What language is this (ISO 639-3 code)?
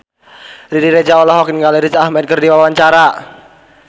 sun